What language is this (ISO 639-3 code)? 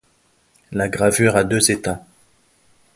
fra